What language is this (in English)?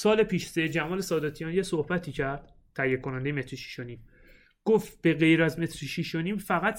Persian